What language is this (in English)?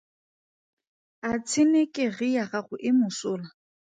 Tswana